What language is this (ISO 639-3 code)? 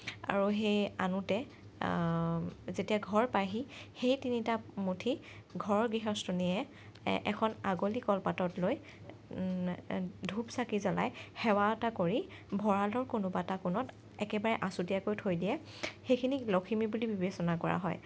asm